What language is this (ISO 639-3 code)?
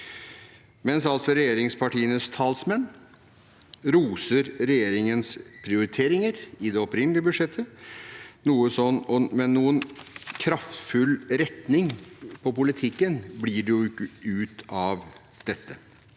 nor